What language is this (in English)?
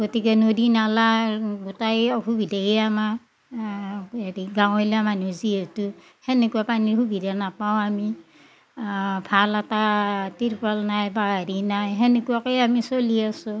Assamese